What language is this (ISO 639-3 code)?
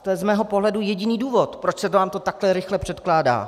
ces